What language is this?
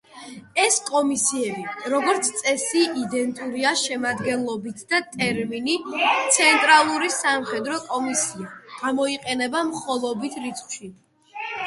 Georgian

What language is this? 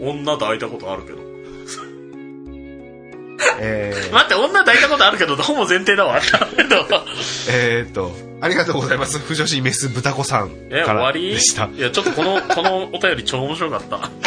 Japanese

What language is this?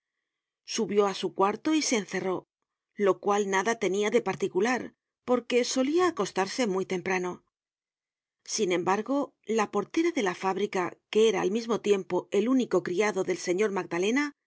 Spanish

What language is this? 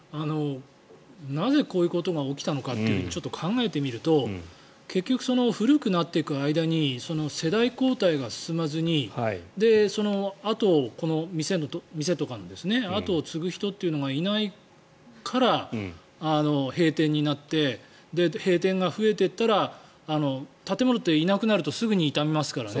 Japanese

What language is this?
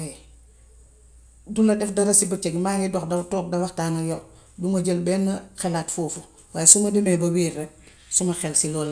Gambian Wolof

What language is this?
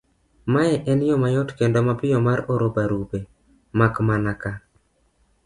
Luo (Kenya and Tanzania)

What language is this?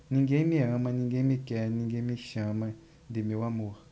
Portuguese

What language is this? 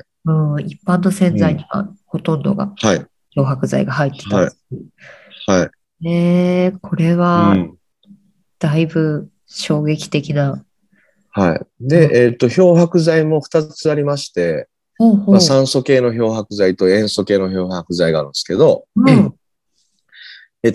Japanese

